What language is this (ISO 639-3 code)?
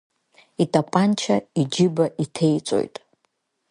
abk